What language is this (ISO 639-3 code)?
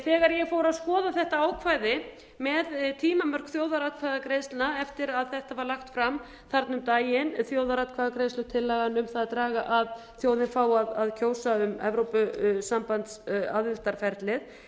isl